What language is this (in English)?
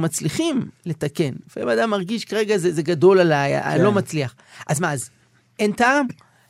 Hebrew